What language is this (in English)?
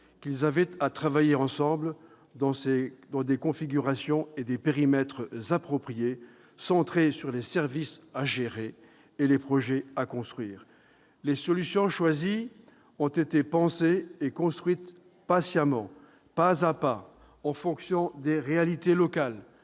French